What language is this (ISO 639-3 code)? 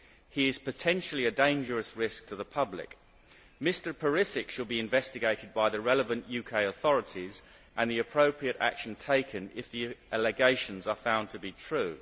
eng